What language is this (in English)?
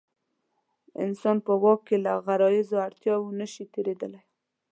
Pashto